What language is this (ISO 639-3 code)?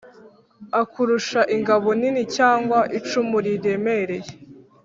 kin